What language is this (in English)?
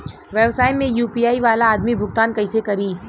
Bhojpuri